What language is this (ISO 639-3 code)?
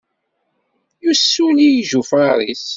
kab